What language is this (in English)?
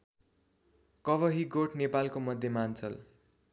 Nepali